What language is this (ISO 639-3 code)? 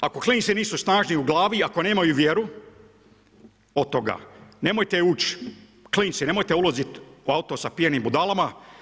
hrv